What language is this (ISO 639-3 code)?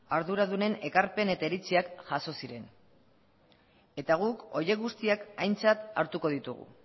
eus